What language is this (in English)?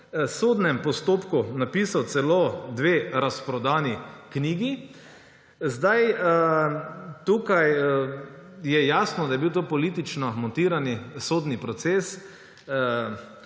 Slovenian